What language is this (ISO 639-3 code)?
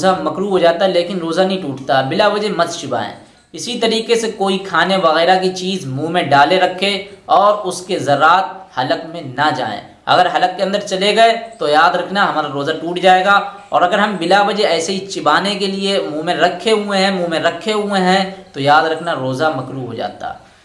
hin